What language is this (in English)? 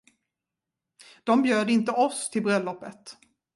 Swedish